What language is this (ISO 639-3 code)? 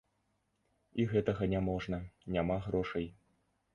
bel